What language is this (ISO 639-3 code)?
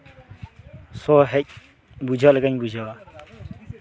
sat